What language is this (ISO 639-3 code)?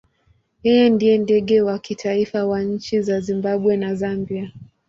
swa